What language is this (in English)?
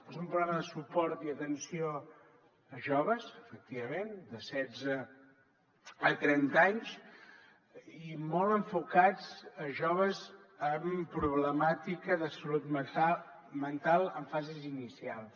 Catalan